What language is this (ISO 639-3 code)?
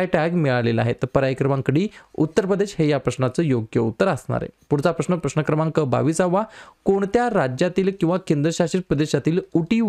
hin